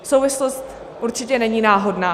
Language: Czech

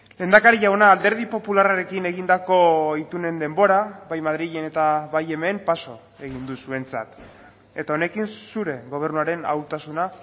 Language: Basque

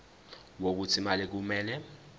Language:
Zulu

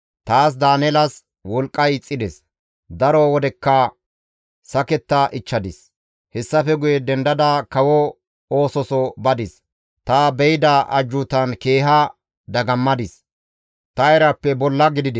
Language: Gamo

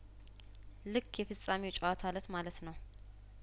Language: Amharic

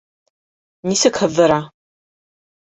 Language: Bashkir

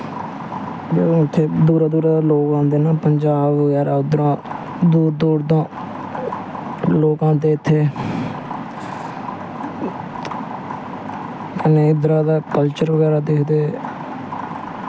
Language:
Dogri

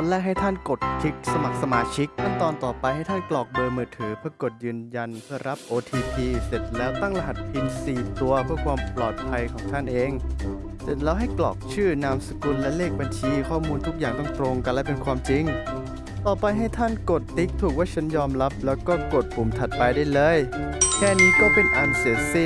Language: Thai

